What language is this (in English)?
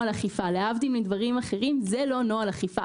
Hebrew